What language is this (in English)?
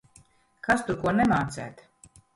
Latvian